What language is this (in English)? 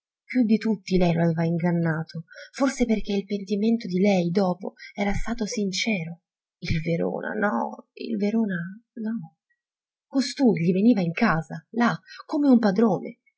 Italian